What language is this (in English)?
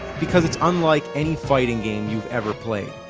English